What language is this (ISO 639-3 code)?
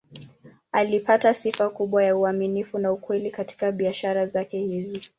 swa